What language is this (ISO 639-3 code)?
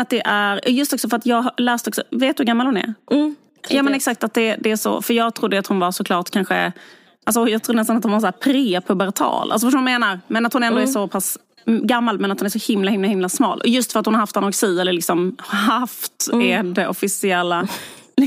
swe